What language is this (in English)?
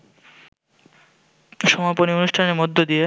Bangla